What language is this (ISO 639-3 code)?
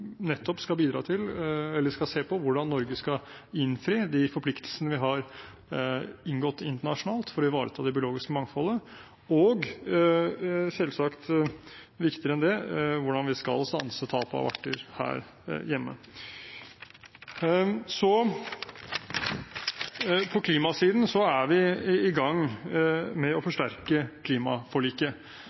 nob